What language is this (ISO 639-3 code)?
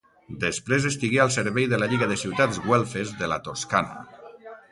cat